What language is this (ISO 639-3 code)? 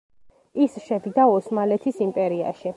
kat